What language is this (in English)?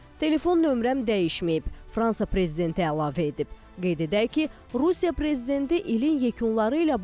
Turkish